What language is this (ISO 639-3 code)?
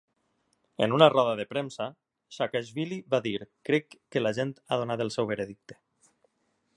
cat